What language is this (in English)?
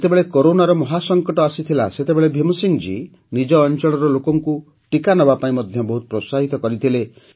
Odia